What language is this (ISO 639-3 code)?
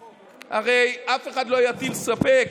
heb